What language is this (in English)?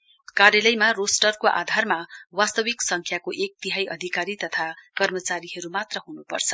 Nepali